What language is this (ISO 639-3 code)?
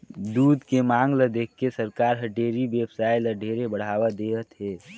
hne